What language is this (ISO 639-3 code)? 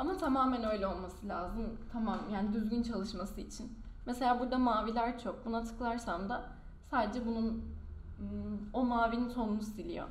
tur